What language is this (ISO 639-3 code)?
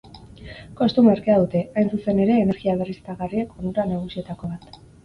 eus